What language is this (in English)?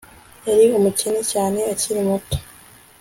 Kinyarwanda